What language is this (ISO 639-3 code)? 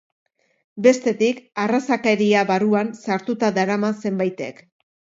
eus